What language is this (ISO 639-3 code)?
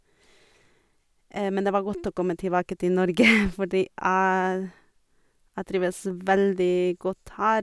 nor